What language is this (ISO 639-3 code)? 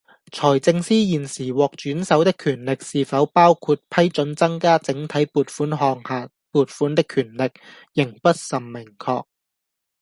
yue